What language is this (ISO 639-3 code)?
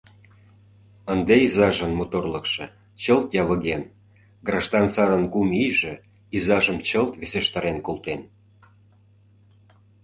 chm